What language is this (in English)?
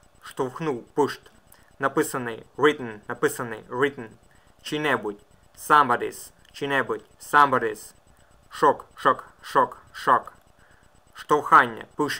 Russian